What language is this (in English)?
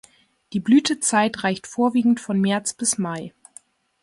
German